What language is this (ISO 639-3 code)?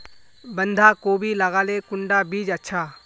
mag